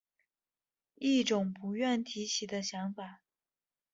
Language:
Chinese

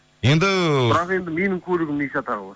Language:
Kazakh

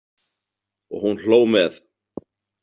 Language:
Icelandic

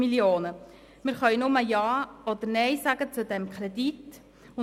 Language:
Swiss German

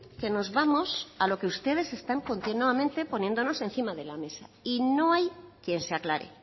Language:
Spanish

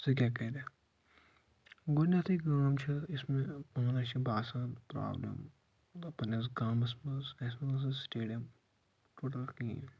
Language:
Kashmiri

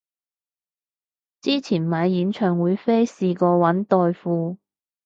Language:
Cantonese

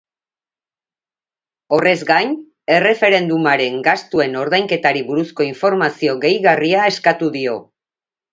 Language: Basque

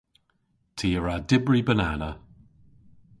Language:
Cornish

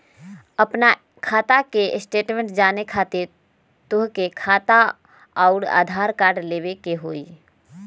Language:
Magahi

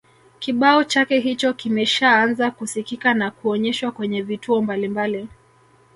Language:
Swahili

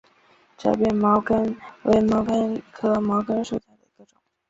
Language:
Chinese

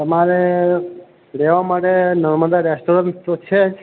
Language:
Gujarati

